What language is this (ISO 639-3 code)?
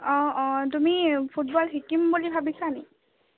asm